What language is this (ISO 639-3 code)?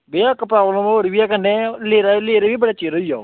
doi